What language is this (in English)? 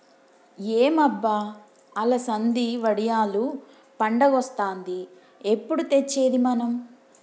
Telugu